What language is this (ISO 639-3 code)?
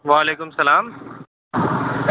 kas